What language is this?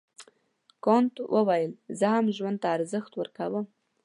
Pashto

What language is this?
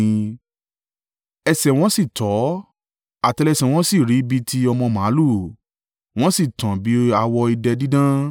Yoruba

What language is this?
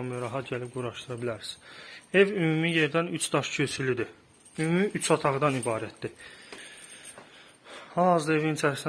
Turkish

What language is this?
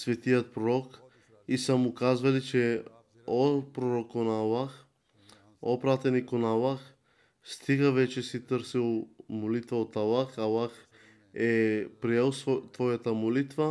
Bulgarian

